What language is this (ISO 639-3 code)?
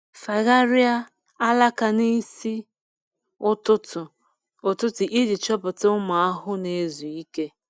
ibo